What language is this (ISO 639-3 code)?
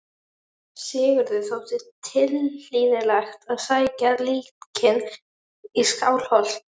isl